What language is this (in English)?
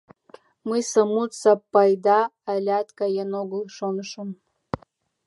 Mari